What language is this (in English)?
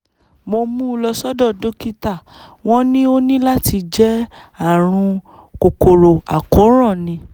Yoruba